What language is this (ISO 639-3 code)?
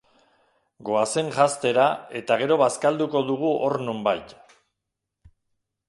eus